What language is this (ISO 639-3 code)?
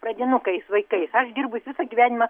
lit